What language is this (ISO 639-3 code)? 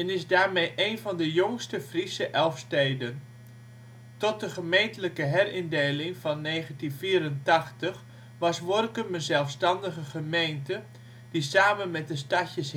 nld